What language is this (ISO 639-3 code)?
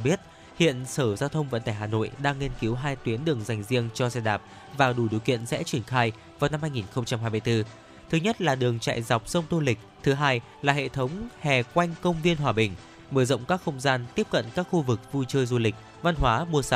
vie